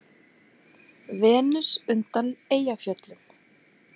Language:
Icelandic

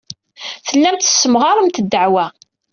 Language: Kabyle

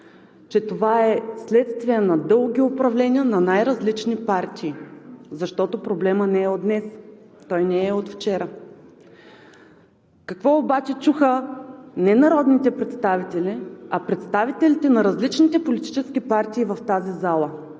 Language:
Bulgarian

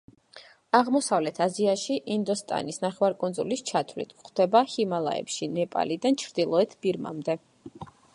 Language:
Georgian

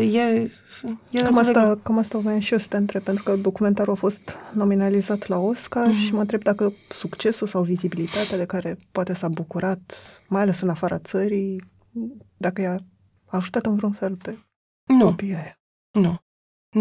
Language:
Romanian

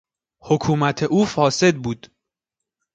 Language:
Persian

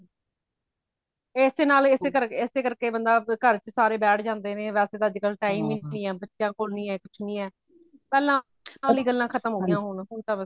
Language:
Punjabi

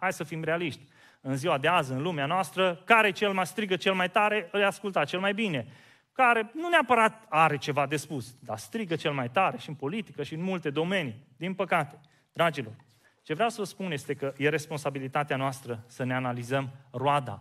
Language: Romanian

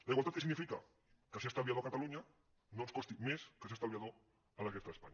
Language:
Catalan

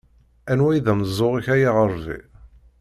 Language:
Kabyle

